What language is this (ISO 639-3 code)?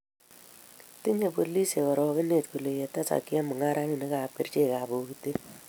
kln